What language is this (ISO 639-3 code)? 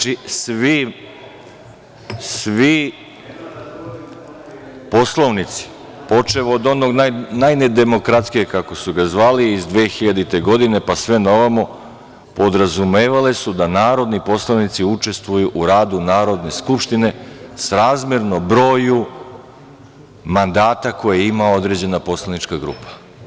srp